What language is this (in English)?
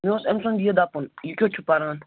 Kashmiri